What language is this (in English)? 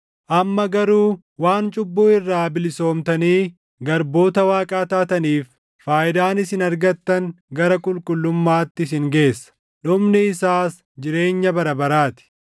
Oromo